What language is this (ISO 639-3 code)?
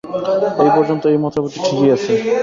ben